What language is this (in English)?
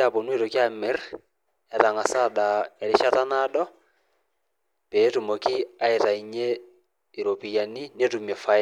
Masai